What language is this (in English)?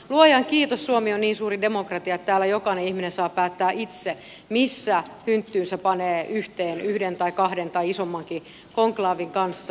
Finnish